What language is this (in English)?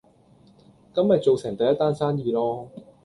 Cantonese